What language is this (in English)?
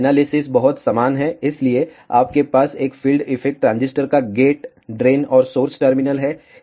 Hindi